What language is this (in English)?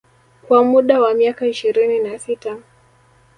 Swahili